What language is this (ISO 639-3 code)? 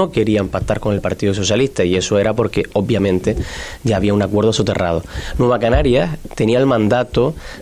spa